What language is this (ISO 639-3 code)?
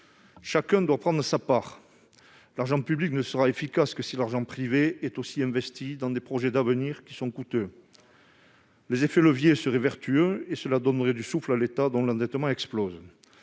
fra